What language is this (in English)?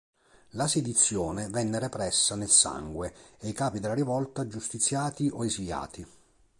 Italian